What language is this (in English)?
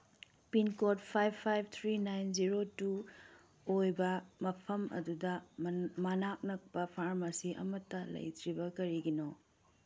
Manipuri